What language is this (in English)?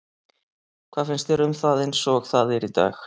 Icelandic